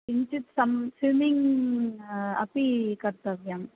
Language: Sanskrit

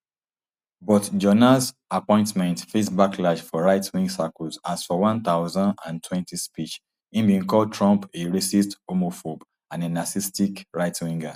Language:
Nigerian Pidgin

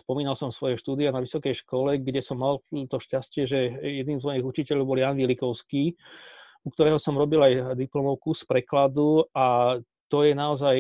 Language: Slovak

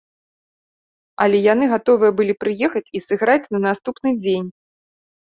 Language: Belarusian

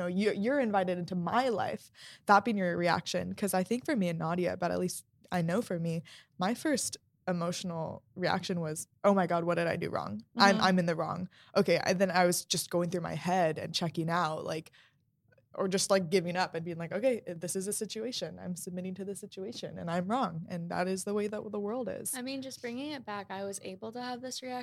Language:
English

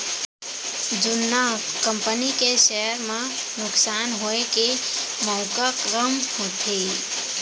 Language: Chhattisgarhi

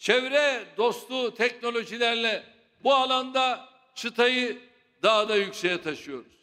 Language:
Turkish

